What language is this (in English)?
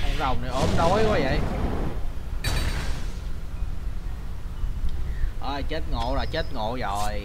Vietnamese